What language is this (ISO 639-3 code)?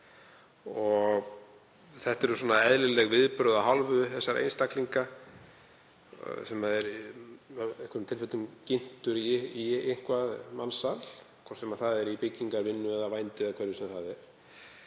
isl